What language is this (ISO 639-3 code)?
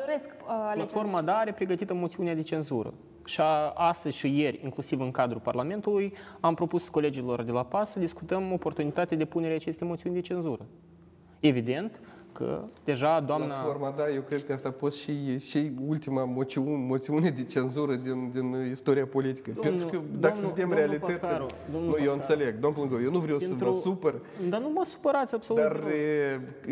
ron